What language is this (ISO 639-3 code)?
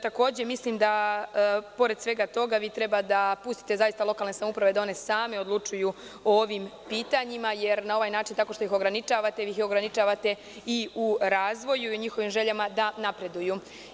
srp